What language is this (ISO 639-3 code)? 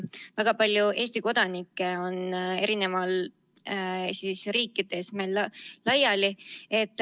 est